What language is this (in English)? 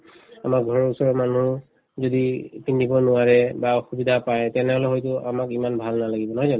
Assamese